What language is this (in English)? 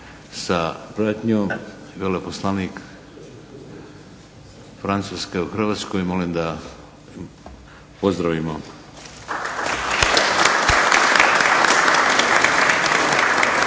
Croatian